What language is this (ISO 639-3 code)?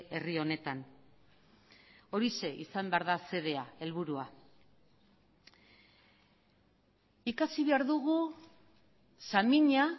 eus